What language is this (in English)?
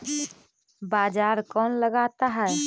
Magahi